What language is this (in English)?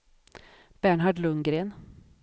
Swedish